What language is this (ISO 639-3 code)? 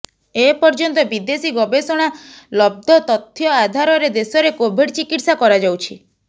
ori